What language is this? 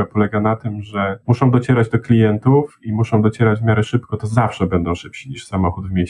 Polish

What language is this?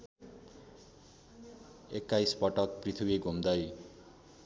Nepali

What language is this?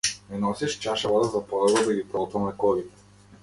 Macedonian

